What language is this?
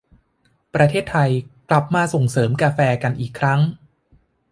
Thai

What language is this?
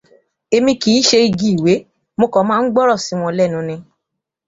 Yoruba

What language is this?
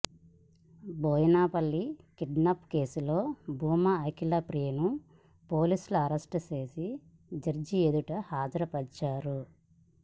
Telugu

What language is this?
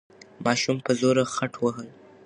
Pashto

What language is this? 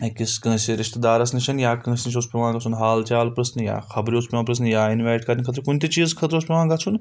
Kashmiri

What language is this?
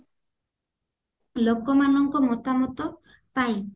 Odia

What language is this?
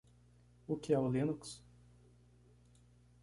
Portuguese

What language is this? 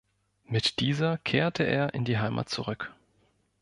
German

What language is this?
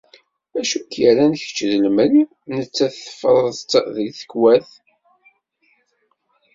Kabyle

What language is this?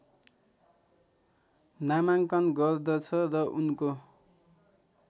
Nepali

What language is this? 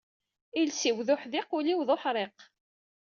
Kabyle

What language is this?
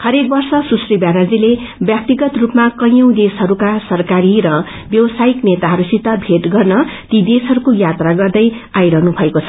Nepali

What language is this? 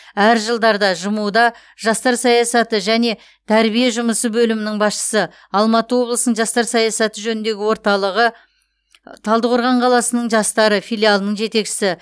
Kazakh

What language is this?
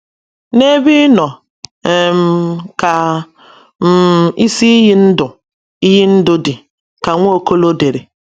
Igbo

